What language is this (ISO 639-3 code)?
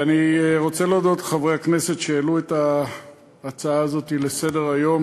heb